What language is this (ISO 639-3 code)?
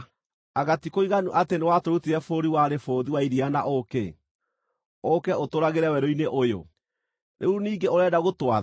kik